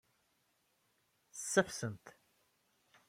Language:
Kabyle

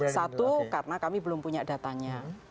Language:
Indonesian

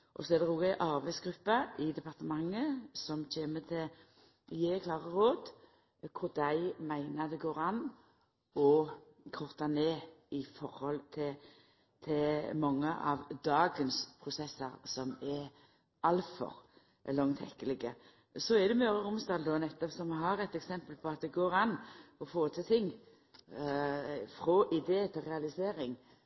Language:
Norwegian Nynorsk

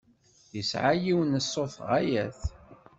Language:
Kabyle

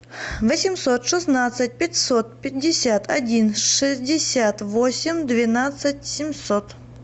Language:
Russian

